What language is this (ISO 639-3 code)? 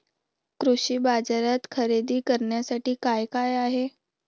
mar